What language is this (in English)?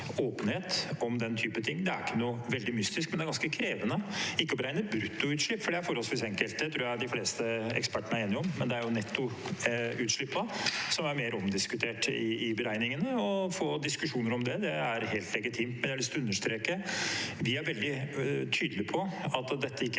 Norwegian